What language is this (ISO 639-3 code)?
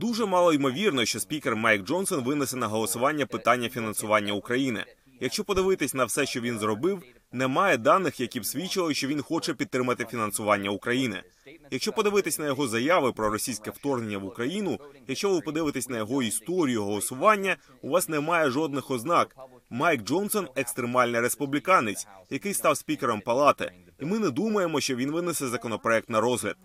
ukr